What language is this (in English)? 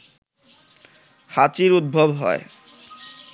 Bangla